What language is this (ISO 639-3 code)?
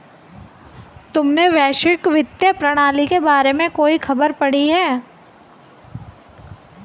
hin